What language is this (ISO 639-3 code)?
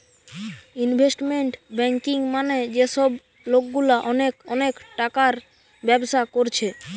ben